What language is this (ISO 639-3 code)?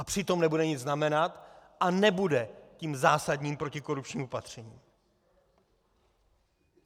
ces